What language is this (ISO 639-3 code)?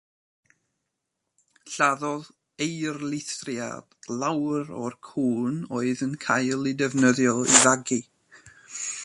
cym